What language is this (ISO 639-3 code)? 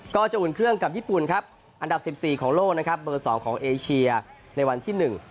tha